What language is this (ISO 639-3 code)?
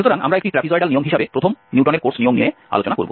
ben